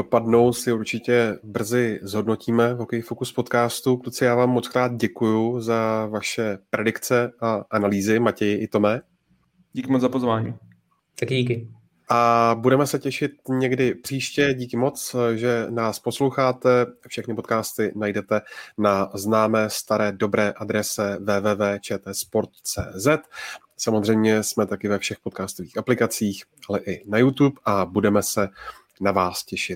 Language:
Czech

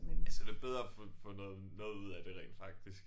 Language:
Danish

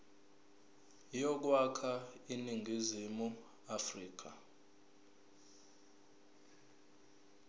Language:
Zulu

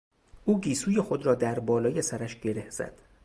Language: Persian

